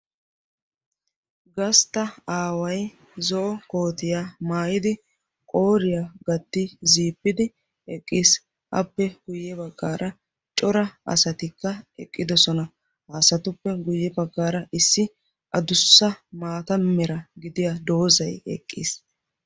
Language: Wolaytta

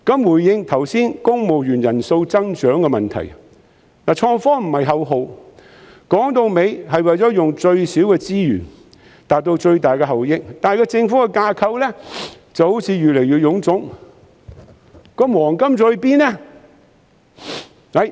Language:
Cantonese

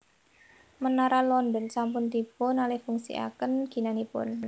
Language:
Javanese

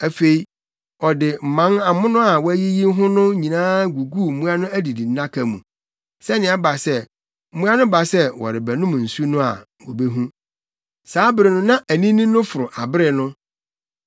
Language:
Akan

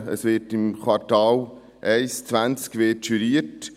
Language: Swiss German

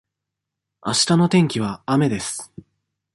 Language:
Japanese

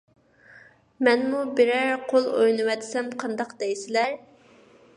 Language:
Uyghur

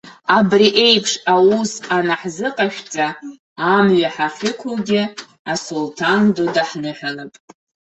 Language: Abkhazian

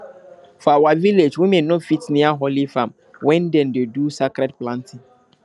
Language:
Nigerian Pidgin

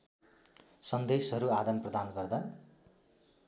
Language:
Nepali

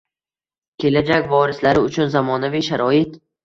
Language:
Uzbek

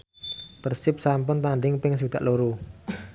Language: Javanese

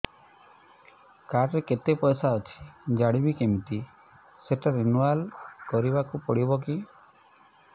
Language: Odia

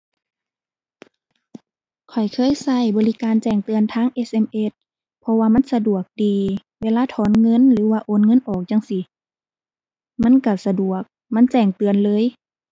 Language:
Thai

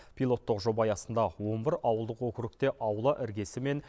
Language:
Kazakh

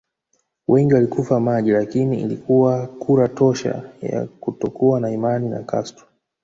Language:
Swahili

